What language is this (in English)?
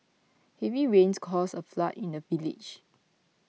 English